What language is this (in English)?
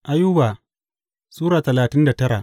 Hausa